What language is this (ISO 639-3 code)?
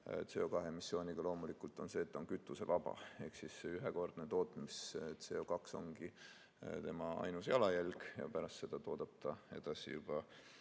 est